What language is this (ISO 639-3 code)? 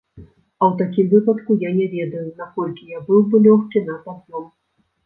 bel